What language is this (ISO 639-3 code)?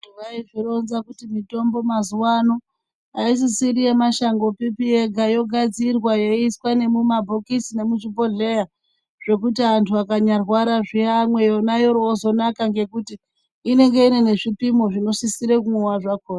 ndc